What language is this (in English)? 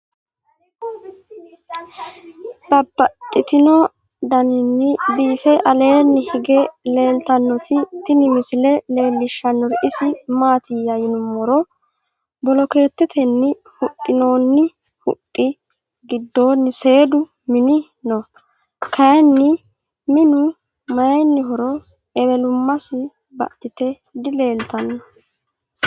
Sidamo